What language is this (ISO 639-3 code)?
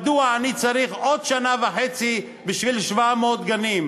heb